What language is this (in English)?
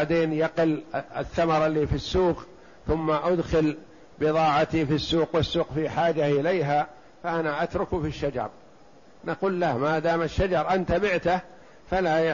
Arabic